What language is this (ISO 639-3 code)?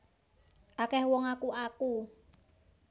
jav